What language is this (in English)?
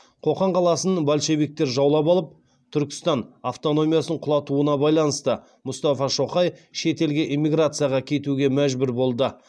Kazakh